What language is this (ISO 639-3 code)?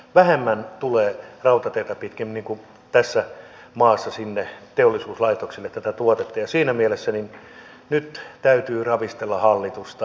fin